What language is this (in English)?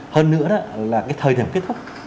Vietnamese